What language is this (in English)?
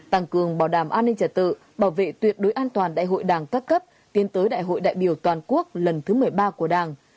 Vietnamese